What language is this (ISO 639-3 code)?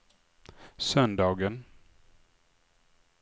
swe